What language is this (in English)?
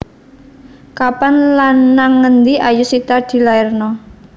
Javanese